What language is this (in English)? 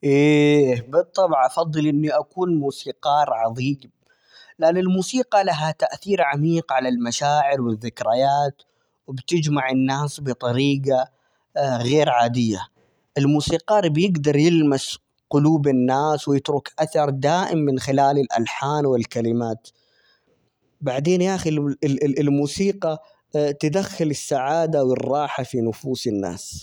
Omani Arabic